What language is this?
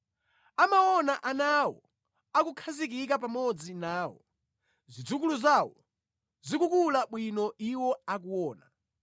Nyanja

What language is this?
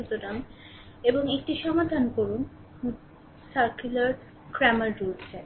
Bangla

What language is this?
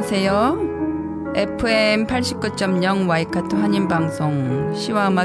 Korean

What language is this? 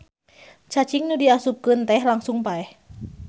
Sundanese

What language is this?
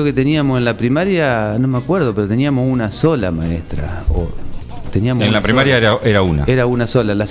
Spanish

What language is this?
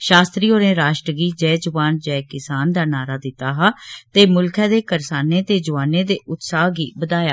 Dogri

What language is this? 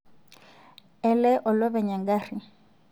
Masai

